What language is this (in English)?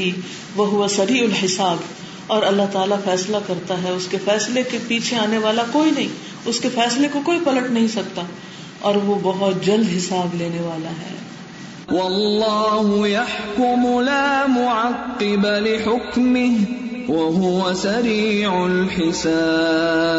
Urdu